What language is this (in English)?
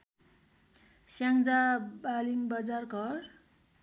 Nepali